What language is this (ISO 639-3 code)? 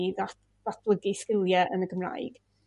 cym